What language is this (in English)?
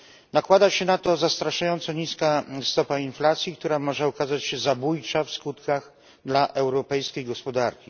Polish